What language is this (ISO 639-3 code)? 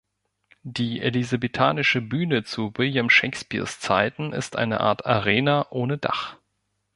deu